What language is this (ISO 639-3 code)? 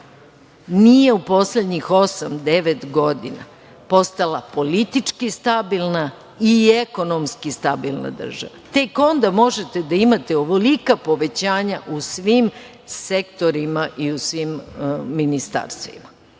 srp